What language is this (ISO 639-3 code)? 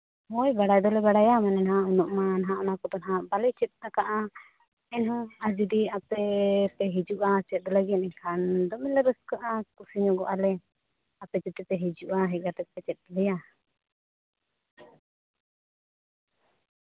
sat